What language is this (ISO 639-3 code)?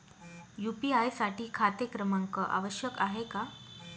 mar